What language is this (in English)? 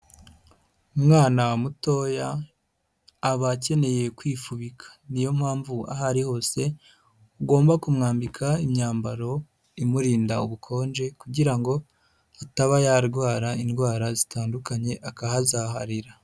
Kinyarwanda